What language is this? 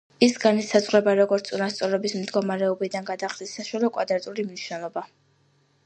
Georgian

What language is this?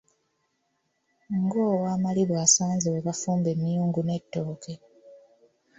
Ganda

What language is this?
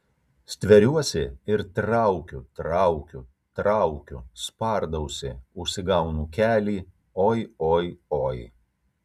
Lithuanian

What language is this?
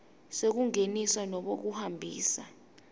Swati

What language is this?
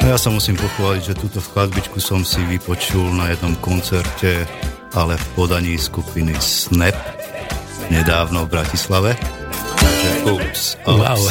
Slovak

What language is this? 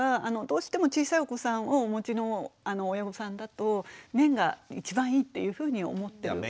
Japanese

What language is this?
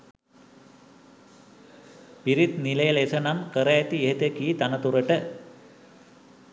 Sinhala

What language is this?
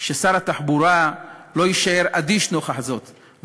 Hebrew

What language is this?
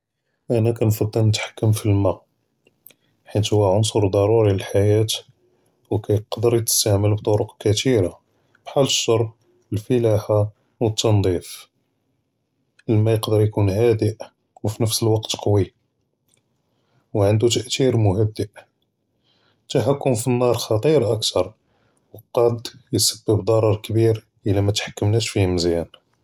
Judeo-Arabic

